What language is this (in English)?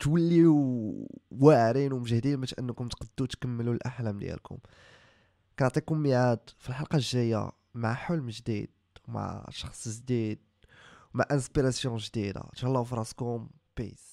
Arabic